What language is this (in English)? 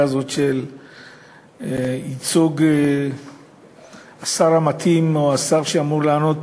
Hebrew